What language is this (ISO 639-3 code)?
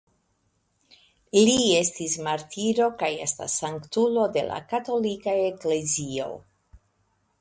epo